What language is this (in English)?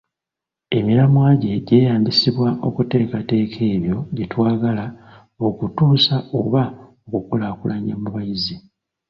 Ganda